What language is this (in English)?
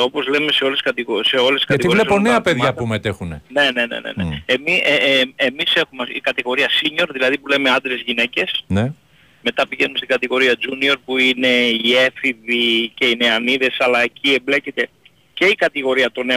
Greek